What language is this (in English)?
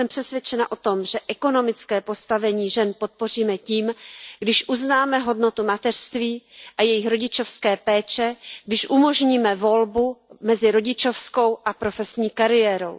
Czech